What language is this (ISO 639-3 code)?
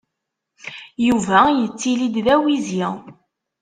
kab